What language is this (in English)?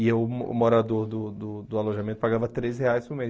Portuguese